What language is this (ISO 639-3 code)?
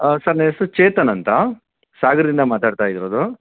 kan